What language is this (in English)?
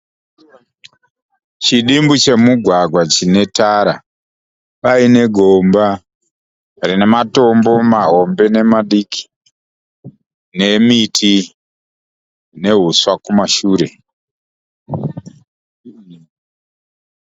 Shona